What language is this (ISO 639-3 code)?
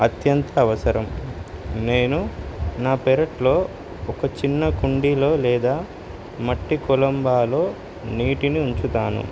tel